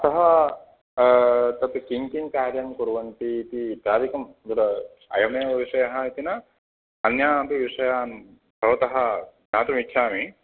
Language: Sanskrit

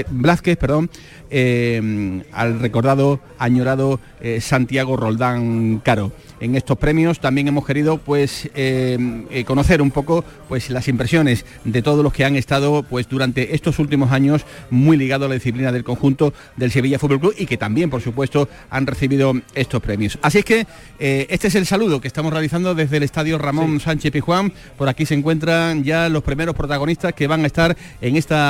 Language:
Spanish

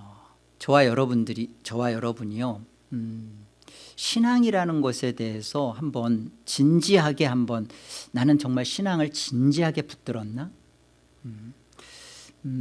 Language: Korean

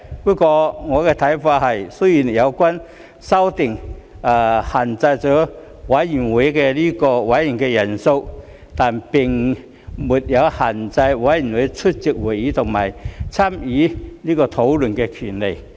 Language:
Cantonese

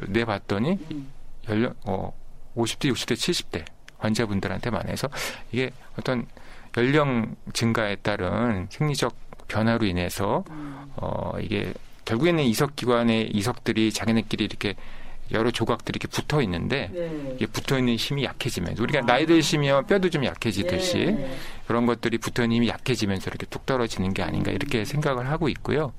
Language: Korean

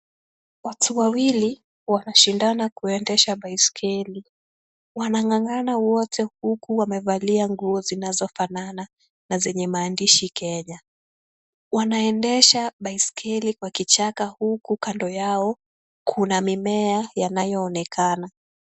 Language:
Swahili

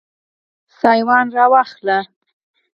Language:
Pashto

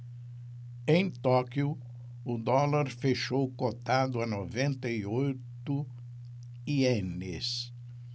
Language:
Portuguese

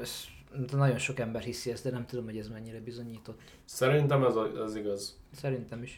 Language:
Hungarian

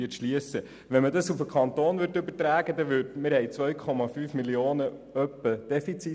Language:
Swiss German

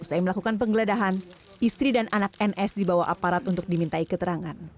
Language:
Indonesian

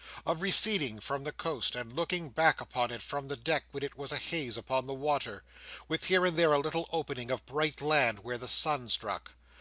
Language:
English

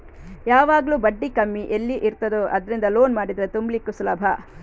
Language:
Kannada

